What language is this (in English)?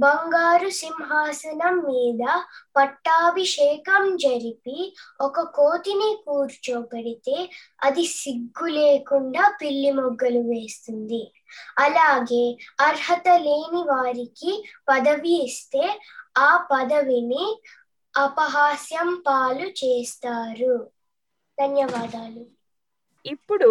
Telugu